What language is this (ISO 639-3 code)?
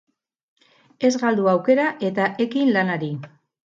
eus